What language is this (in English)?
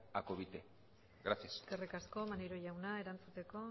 Basque